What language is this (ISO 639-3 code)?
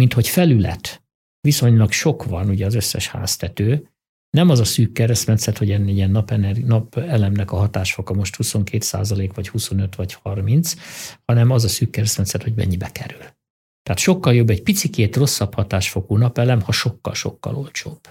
hun